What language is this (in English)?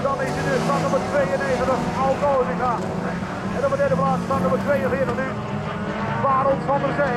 Dutch